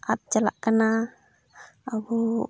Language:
Santali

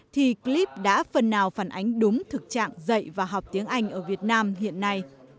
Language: Vietnamese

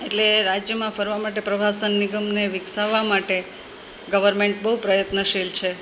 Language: Gujarati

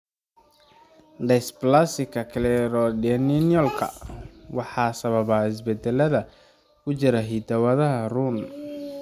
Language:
Somali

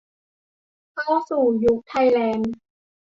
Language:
Thai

